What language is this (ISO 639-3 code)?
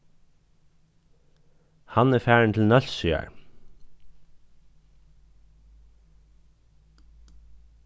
fao